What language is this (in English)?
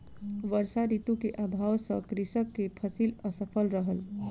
Maithili